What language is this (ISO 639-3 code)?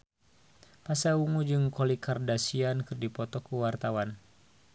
sun